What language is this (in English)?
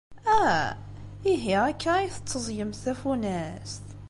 Kabyle